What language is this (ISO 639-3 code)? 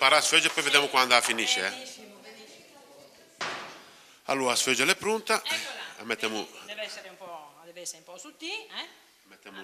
ita